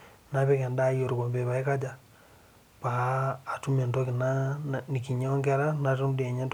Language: Masai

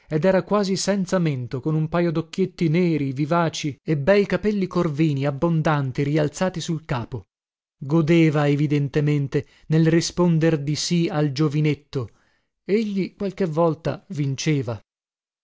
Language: Italian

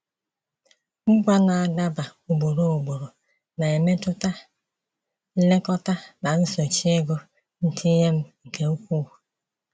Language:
Igbo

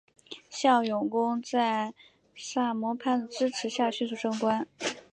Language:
Chinese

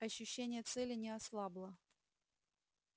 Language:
Russian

